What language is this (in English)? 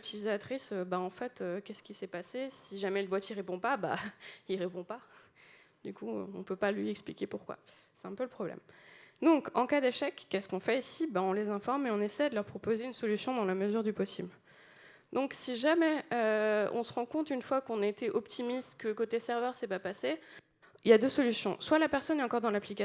French